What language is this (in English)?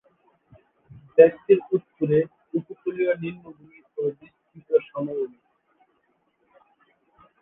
Bangla